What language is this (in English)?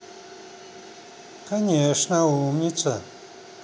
Russian